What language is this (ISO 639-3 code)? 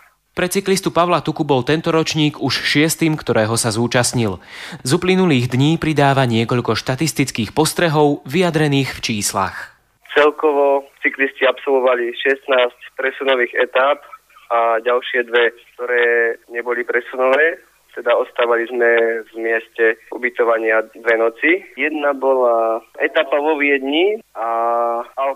slk